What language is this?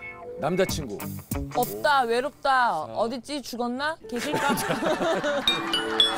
Korean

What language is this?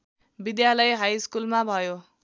Nepali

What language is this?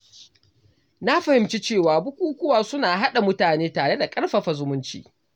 Hausa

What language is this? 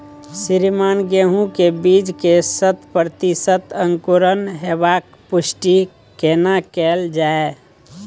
Maithili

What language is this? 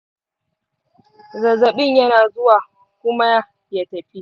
Hausa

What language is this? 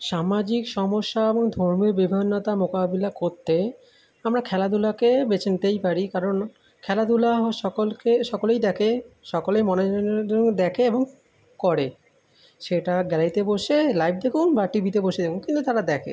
Bangla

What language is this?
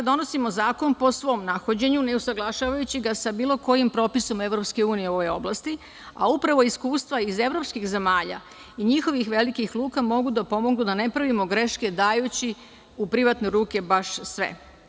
Serbian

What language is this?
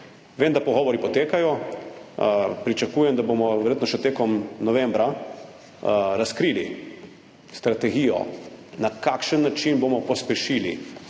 Slovenian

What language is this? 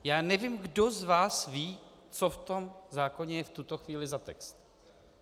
Czech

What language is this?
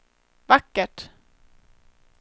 Swedish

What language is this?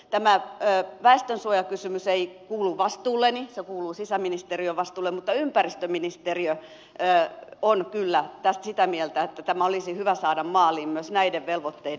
Finnish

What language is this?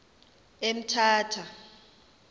Xhosa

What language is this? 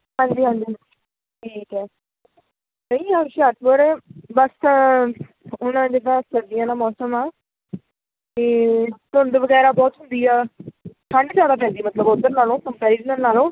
Punjabi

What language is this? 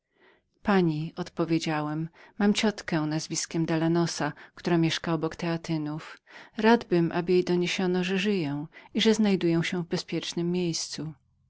Polish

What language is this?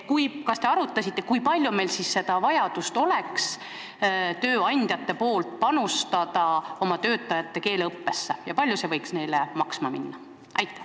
Estonian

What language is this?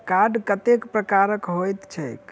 Maithili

